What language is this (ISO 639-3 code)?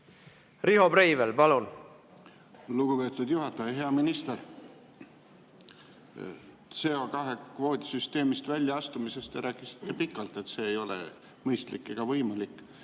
est